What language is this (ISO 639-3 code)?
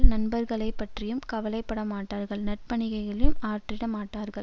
tam